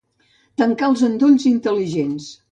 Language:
Catalan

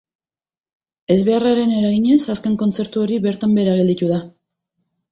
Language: Basque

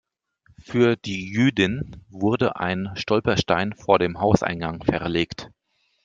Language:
German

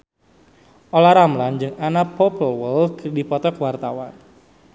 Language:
Sundanese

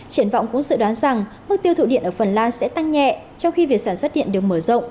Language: Vietnamese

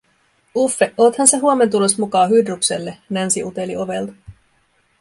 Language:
Finnish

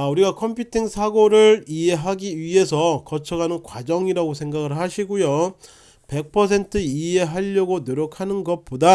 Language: Korean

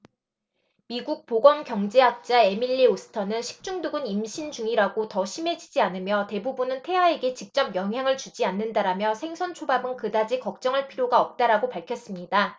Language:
Korean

